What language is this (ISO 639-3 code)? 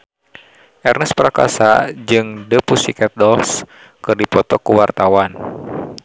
sun